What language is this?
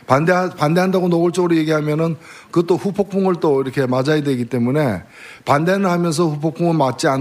Korean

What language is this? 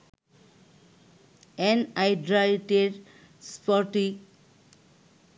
Bangla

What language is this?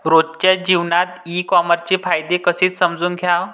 Marathi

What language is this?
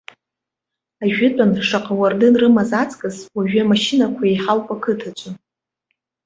Abkhazian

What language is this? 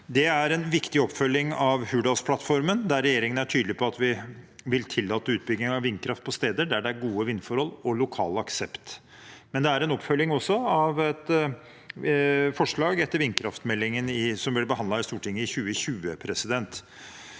Norwegian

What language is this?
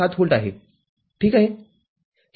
Marathi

